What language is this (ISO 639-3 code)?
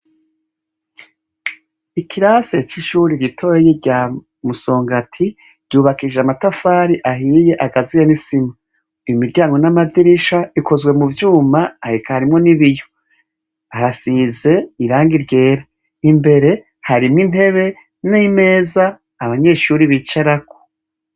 run